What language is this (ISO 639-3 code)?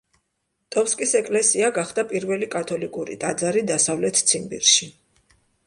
kat